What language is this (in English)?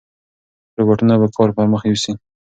Pashto